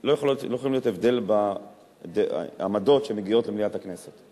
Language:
Hebrew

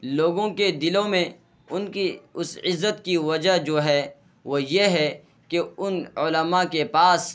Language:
Urdu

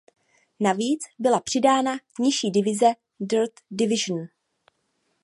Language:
Czech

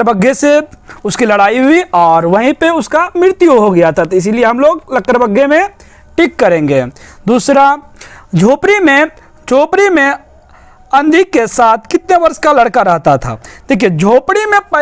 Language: Hindi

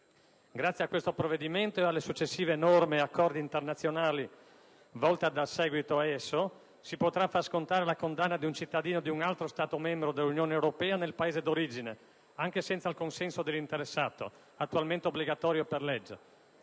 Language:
Italian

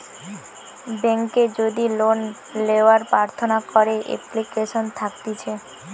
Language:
Bangla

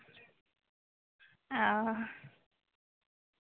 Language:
Santali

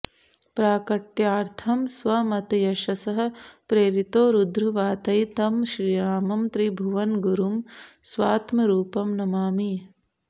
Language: Sanskrit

